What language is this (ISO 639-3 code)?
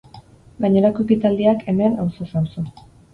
eus